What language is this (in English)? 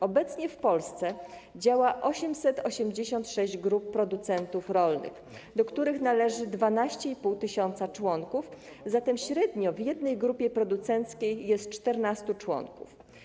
Polish